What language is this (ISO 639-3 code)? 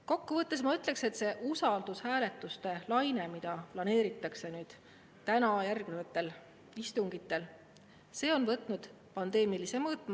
est